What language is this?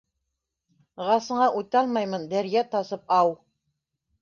Bashkir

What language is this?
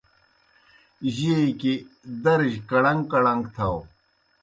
Kohistani Shina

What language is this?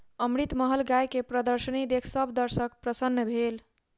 Maithili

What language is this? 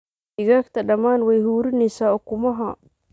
Somali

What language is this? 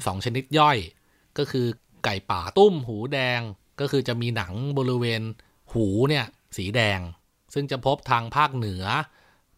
Thai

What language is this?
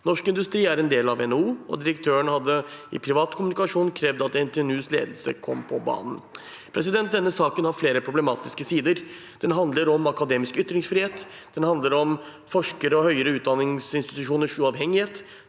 Norwegian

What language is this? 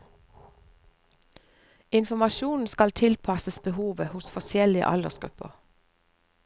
Norwegian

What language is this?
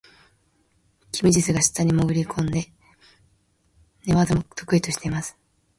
Japanese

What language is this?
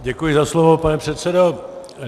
Czech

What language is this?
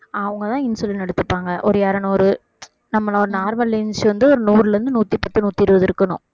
Tamil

